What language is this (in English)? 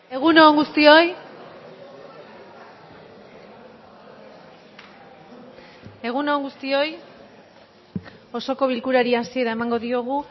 Basque